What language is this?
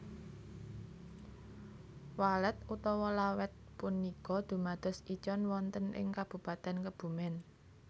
Javanese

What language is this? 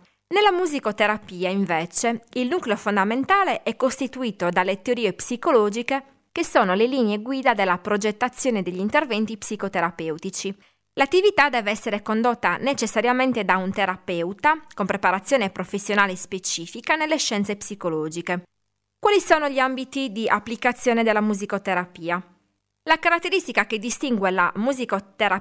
Italian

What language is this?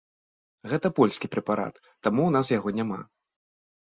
Belarusian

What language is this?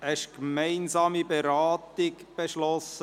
Swiss German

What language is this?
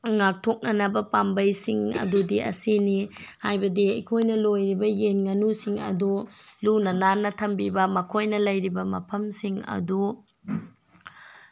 Manipuri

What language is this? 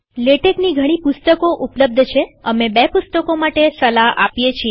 Gujarati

